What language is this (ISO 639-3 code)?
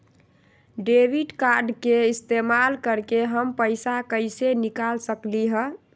mag